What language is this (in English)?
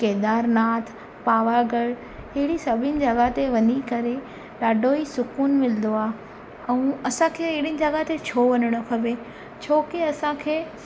Sindhi